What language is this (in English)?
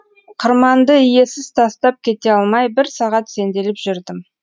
Kazakh